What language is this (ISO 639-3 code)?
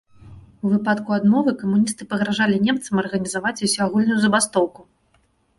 bel